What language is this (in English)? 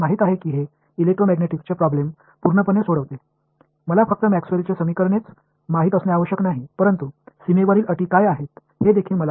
Tamil